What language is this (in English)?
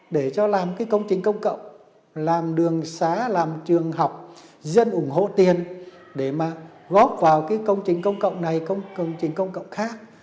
Vietnamese